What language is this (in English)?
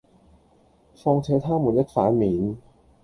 Cantonese